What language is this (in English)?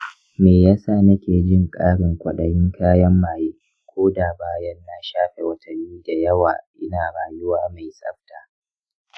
Hausa